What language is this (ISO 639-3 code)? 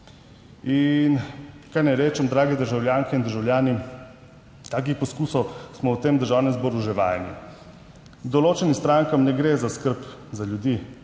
slv